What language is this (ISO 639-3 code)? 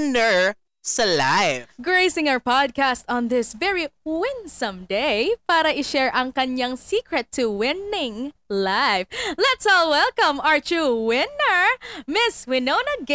fil